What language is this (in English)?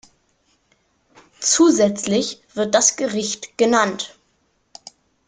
German